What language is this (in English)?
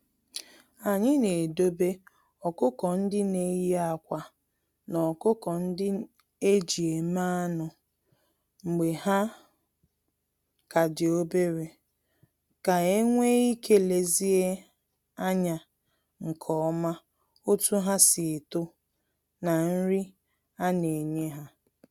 Igbo